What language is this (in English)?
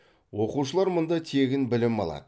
Kazakh